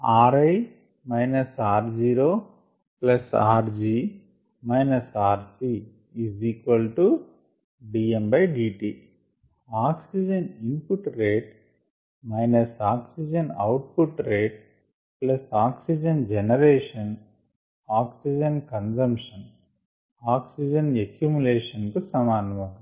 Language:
Telugu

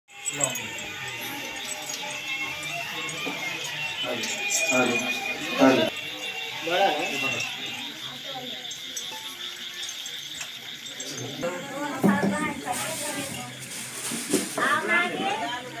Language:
Romanian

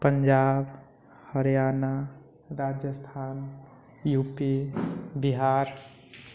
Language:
Maithili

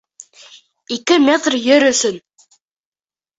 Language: Bashkir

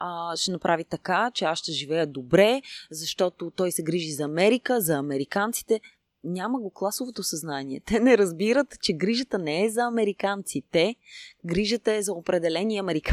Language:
Bulgarian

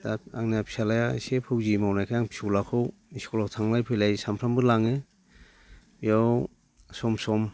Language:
Bodo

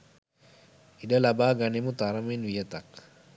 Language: Sinhala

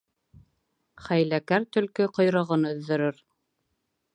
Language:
Bashkir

